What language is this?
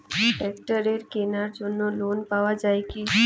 Bangla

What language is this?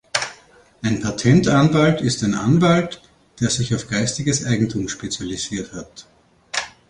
German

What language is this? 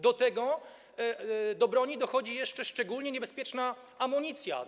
Polish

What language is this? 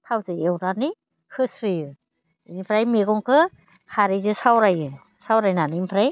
Bodo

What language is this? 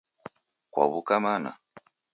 Taita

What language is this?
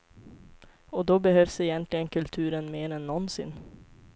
Swedish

